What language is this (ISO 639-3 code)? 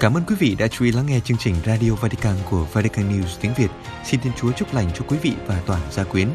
vie